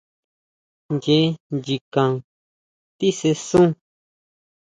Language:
Huautla Mazatec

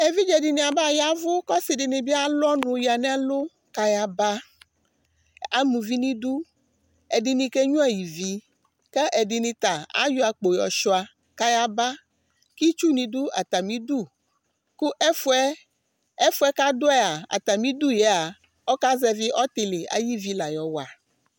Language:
Ikposo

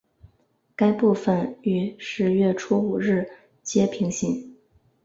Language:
Chinese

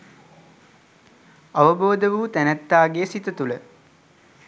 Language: Sinhala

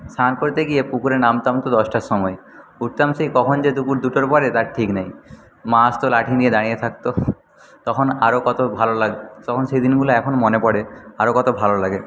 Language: Bangla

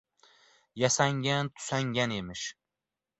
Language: Uzbek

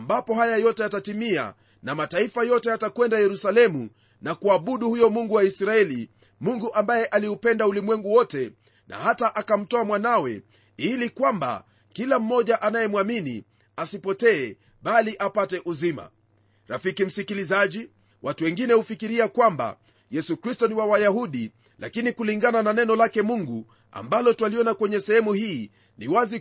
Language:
Swahili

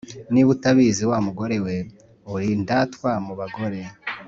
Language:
Kinyarwanda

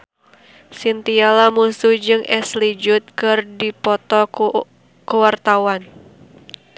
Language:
Sundanese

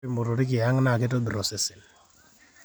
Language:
Masai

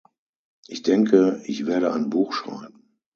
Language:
German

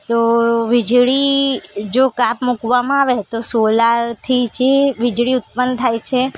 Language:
Gujarati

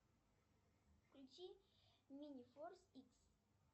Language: Russian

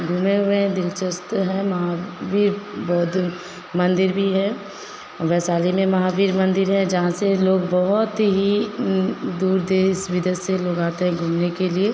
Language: Hindi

